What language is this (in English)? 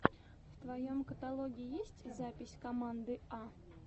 Russian